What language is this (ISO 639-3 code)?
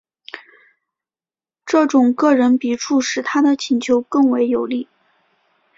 zho